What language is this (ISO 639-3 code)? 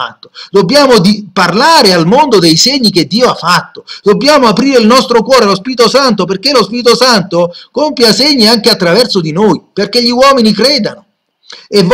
ita